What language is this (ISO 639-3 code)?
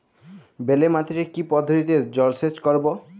ben